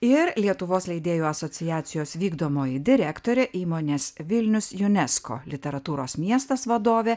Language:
Lithuanian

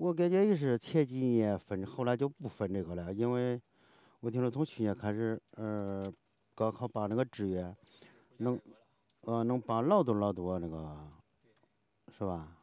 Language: Chinese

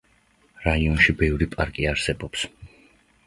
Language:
Georgian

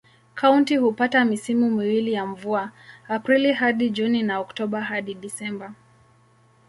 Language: Swahili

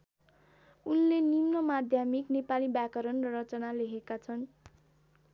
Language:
Nepali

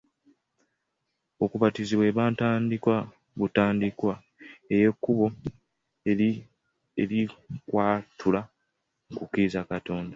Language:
Ganda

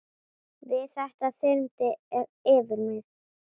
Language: Icelandic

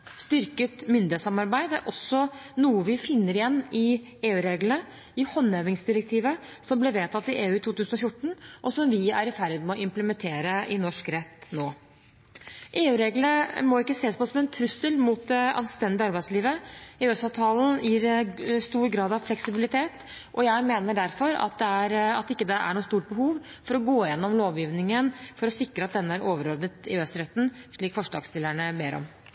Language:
Norwegian Bokmål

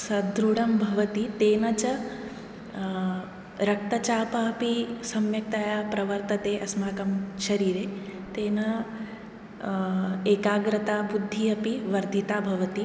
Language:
Sanskrit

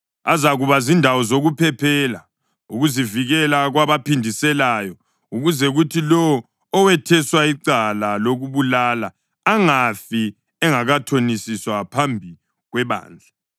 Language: North Ndebele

